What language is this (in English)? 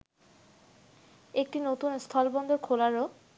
Bangla